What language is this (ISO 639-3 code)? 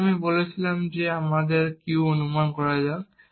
ben